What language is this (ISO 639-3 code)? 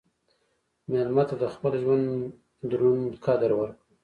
pus